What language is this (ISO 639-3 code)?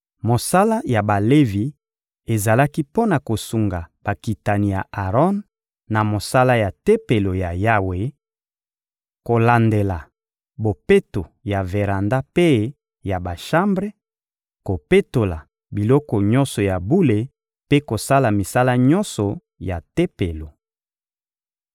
lin